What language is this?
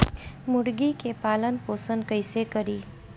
Bhojpuri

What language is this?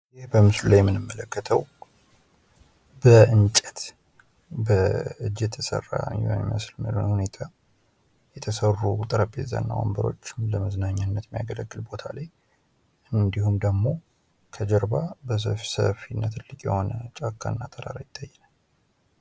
Amharic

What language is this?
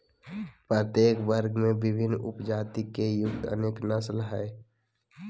Magahi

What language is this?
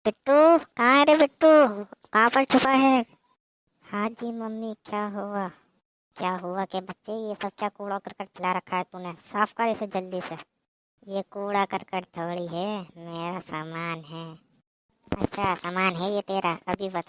Hindi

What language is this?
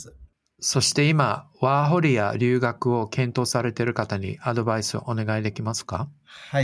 Japanese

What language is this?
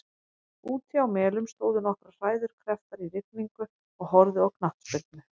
Icelandic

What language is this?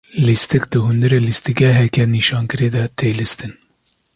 Kurdish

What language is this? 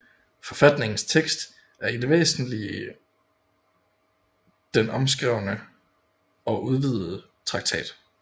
Danish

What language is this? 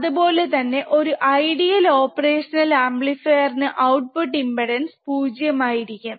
Malayalam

